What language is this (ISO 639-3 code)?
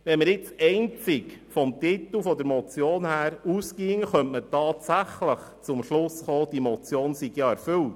gsw